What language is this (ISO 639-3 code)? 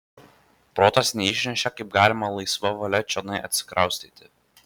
lit